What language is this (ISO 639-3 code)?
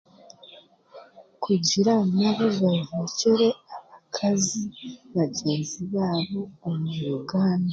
cgg